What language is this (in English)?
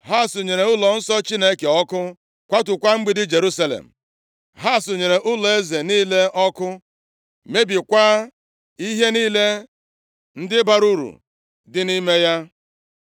Igbo